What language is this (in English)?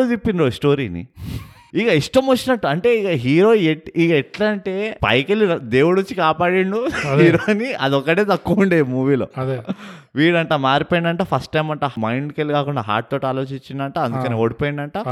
Telugu